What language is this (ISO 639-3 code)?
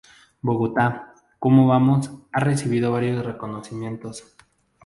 spa